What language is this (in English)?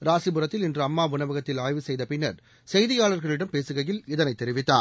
Tamil